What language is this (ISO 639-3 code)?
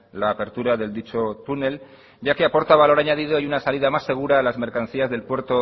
spa